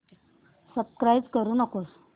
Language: Marathi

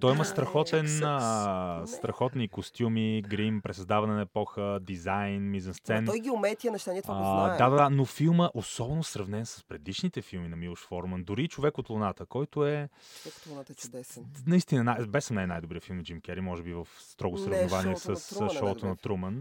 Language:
Bulgarian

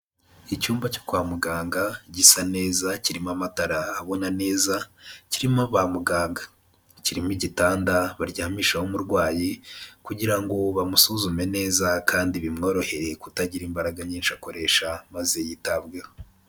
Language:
Kinyarwanda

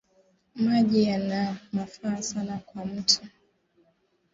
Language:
Swahili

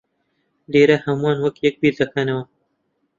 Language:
Central Kurdish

